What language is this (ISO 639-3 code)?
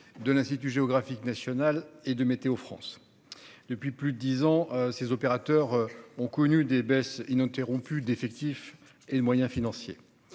fra